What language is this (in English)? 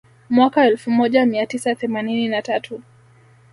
Swahili